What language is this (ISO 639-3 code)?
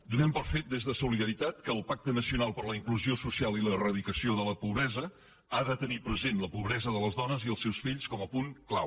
cat